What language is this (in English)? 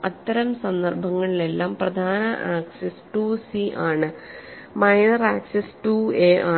Malayalam